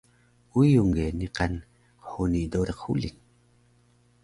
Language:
Taroko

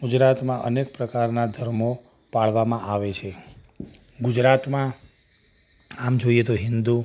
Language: Gujarati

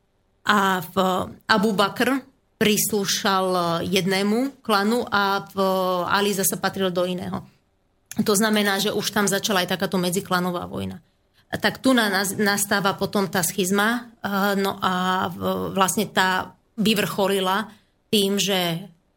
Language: Slovak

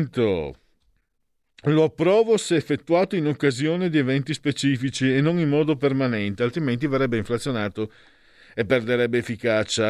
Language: Italian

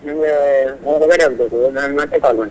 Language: Kannada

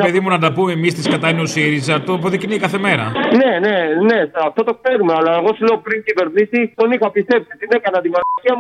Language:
Greek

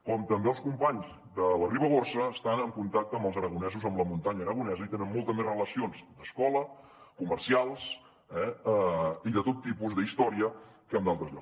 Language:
Catalan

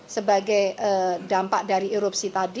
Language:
Indonesian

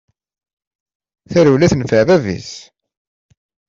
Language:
Kabyle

